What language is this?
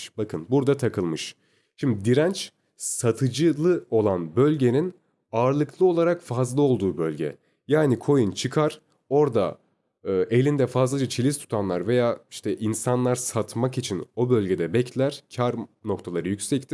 Turkish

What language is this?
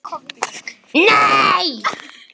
Icelandic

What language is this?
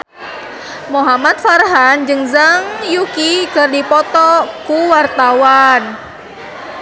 Sundanese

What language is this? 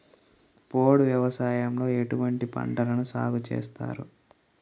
Telugu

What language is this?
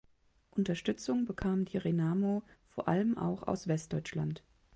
German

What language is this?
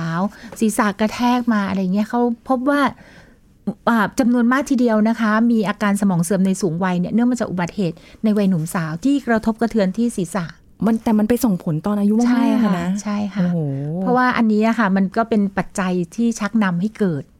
Thai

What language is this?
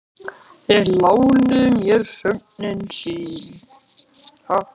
Icelandic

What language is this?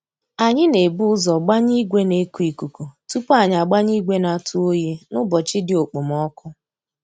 Igbo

